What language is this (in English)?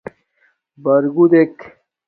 Domaaki